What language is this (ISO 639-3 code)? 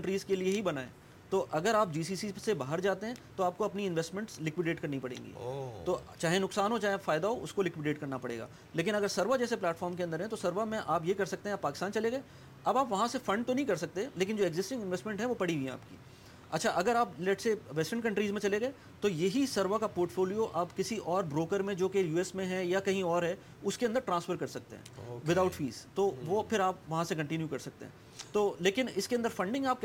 urd